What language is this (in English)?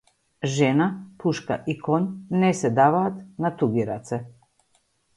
Macedonian